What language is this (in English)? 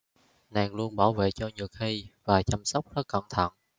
Vietnamese